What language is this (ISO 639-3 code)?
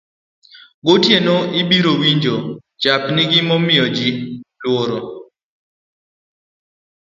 luo